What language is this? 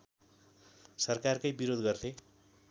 Nepali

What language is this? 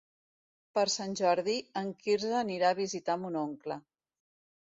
Catalan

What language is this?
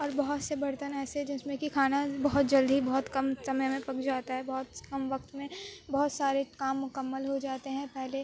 Urdu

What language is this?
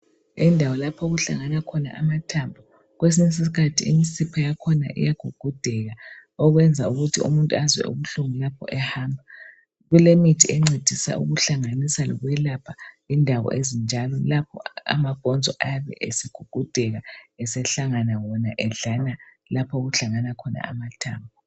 North Ndebele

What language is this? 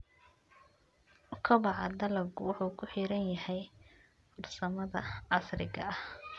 Somali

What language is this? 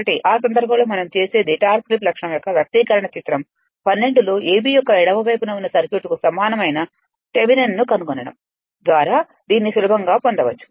Telugu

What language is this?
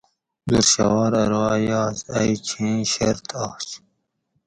Gawri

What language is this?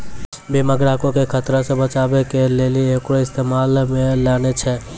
Maithili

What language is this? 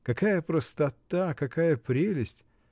Russian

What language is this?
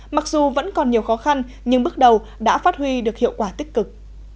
Vietnamese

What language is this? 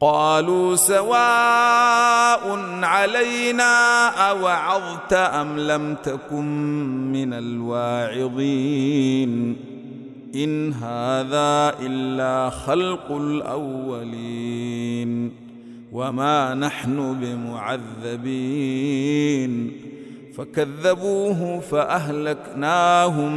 Arabic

